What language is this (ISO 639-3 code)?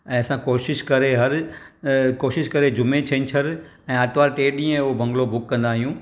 snd